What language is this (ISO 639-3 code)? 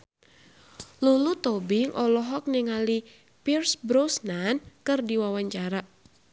sun